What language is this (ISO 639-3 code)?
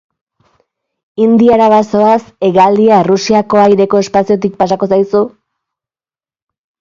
eus